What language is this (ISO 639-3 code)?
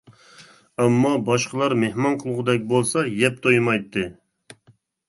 uig